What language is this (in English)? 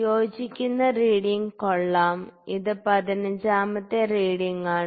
Malayalam